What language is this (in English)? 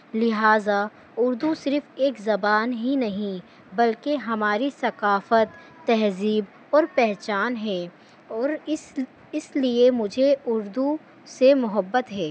Urdu